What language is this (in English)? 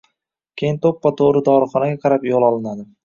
Uzbek